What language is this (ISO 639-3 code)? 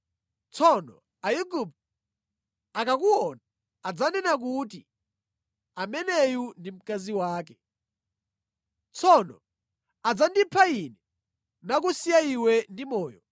nya